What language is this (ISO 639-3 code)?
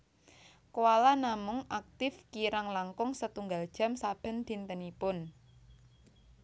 jav